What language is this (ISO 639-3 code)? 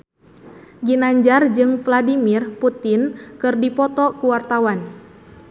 sun